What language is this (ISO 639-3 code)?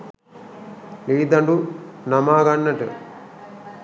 sin